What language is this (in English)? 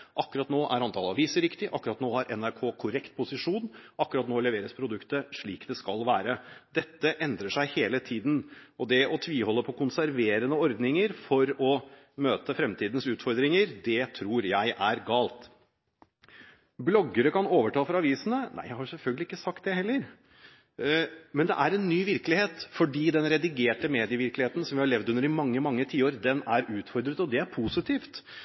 Norwegian Bokmål